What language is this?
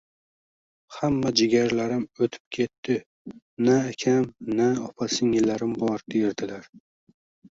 Uzbek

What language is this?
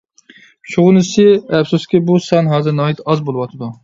Uyghur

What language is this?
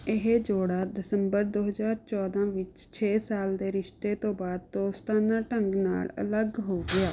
Punjabi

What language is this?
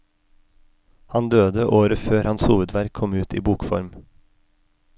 Norwegian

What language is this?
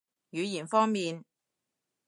Cantonese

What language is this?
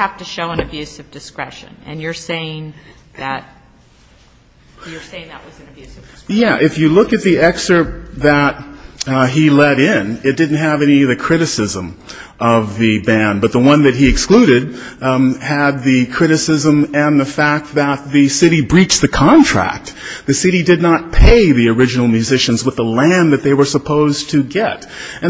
English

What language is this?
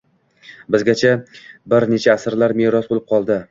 Uzbek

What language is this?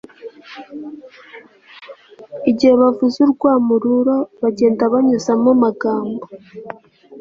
Kinyarwanda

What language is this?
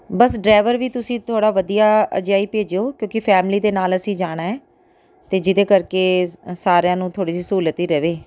Punjabi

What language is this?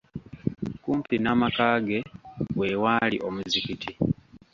Ganda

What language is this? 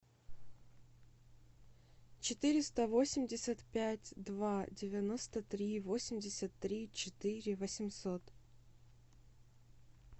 Russian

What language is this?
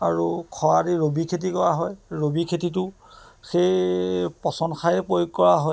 Assamese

